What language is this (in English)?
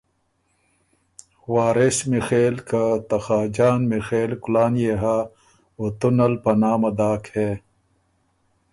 Ormuri